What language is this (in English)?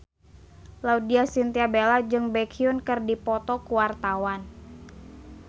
Sundanese